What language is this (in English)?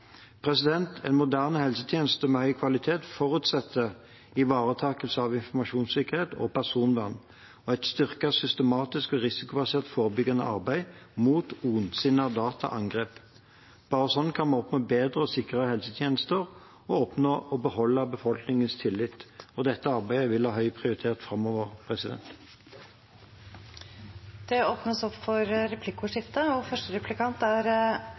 Norwegian